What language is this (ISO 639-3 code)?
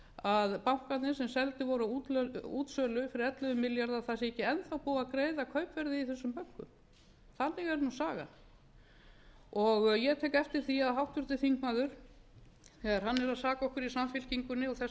isl